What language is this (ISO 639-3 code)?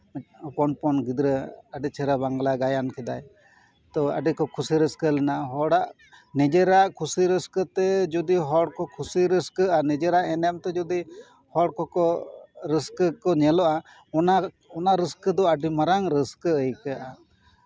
sat